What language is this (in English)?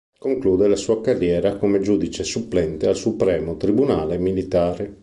Italian